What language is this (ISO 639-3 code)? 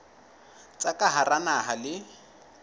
sot